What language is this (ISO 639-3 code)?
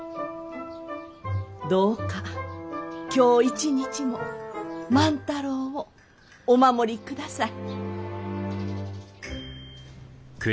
jpn